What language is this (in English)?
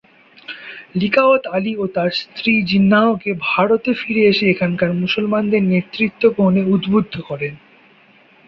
Bangla